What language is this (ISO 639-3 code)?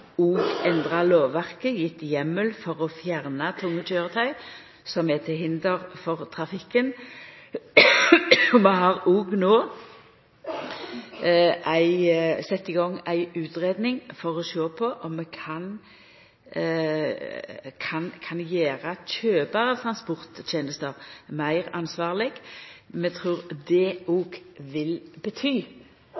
nno